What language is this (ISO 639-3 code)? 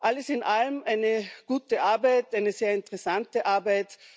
deu